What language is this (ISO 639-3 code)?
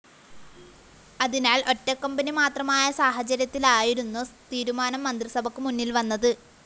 mal